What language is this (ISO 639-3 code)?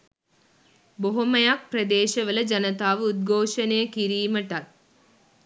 sin